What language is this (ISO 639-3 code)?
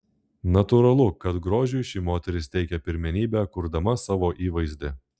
lit